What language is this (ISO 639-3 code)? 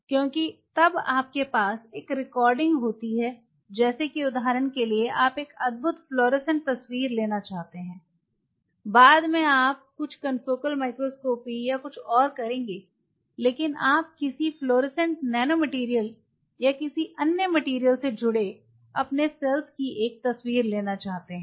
hin